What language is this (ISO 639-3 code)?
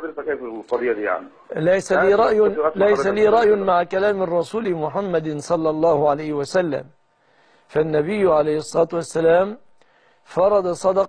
ara